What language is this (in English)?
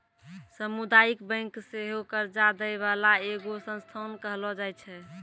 Maithili